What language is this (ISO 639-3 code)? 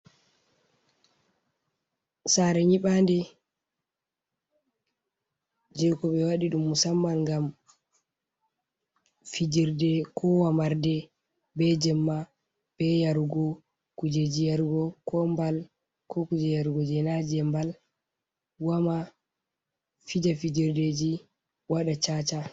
ful